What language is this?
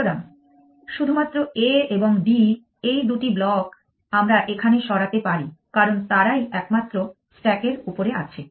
Bangla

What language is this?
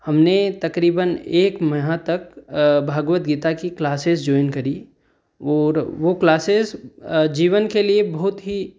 Hindi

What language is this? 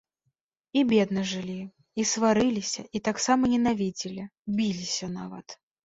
Belarusian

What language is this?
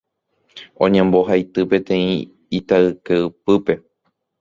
Guarani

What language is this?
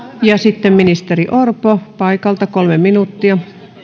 Finnish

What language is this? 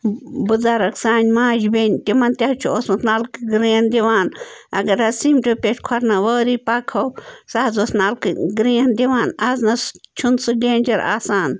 Kashmiri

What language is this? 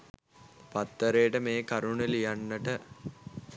Sinhala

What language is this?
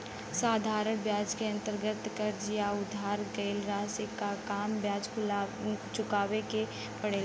Bhojpuri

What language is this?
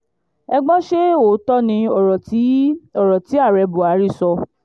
Yoruba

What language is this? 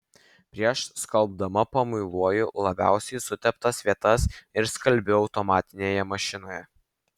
Lithuanian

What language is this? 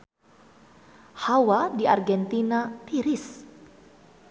Sundanese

